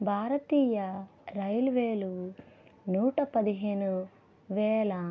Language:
Telugu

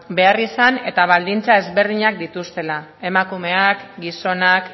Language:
Basque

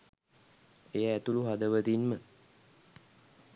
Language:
Sinhala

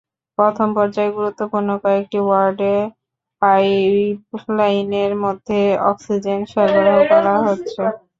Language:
Bangla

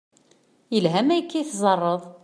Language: Kabyle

